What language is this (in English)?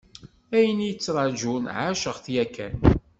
Kabyle